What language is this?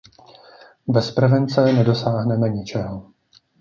Czech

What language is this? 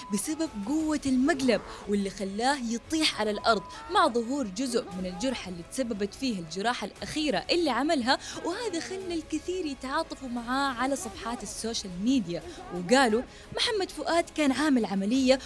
Arabic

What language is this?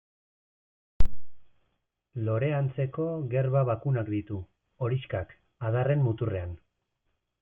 Basque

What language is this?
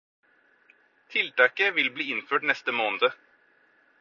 Norwegian Bokmål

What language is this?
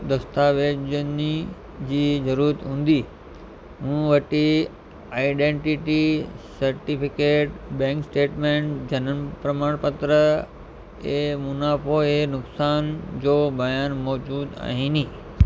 Sindhi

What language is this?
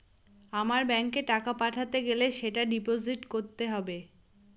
Bangla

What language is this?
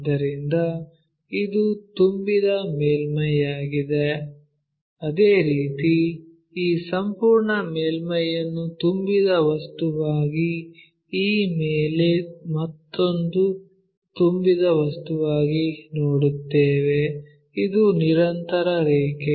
Kannada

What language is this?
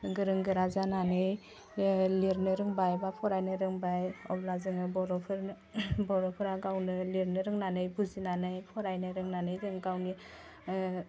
Bodo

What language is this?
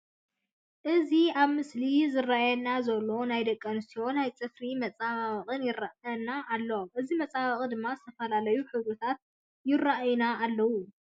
Tigrinya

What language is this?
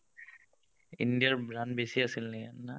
Assamese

